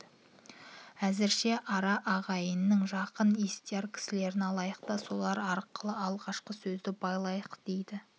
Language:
Kazakh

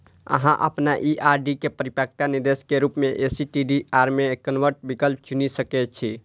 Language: Maithili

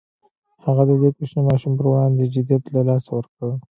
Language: Pashto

